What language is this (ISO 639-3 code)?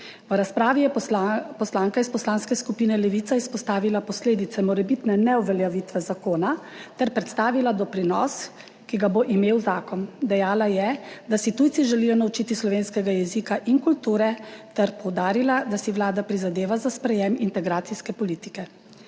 slv